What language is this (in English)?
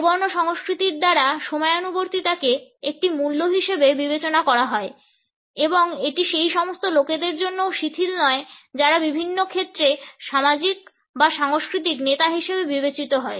Bangla